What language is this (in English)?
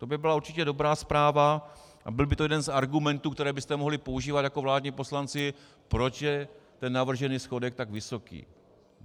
Czech